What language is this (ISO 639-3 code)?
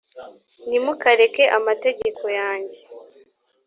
kin